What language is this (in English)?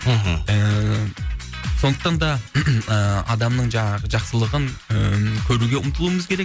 Kazakh